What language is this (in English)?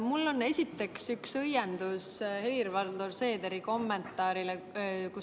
Estonian